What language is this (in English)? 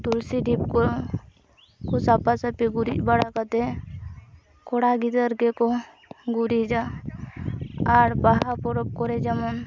Santali